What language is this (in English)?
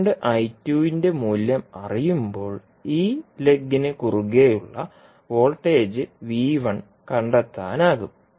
Malayalam